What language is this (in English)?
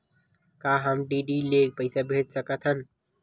Chhattisgarhi